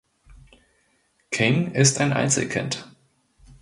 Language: German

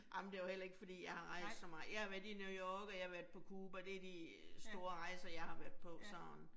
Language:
Danish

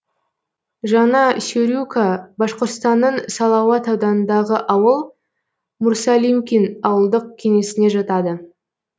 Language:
Kazakh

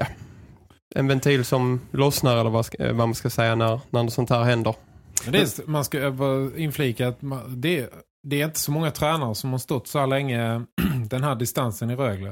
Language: Swedish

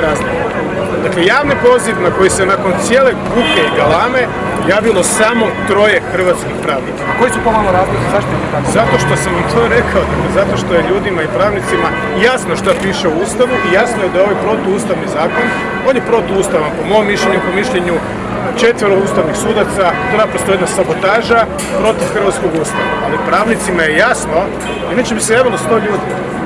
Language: Croatian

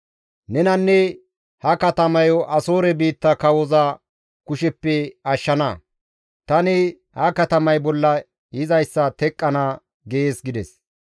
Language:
Gamo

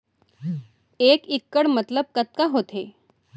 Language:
Chhattisgarhi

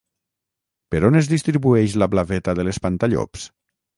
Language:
Catalan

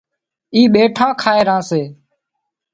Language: Wadiyara Koli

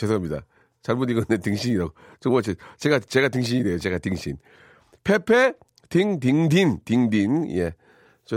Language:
Korean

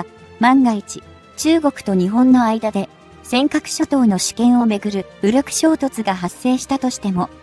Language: Japanese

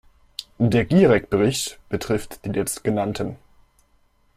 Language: German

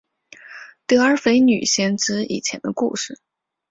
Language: Chinese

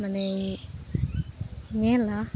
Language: Santali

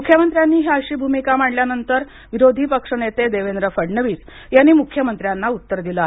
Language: Marathi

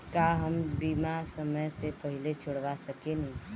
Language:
Bhojpuri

